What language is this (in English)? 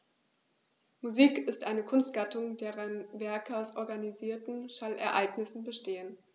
German